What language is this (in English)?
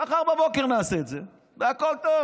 Hebrew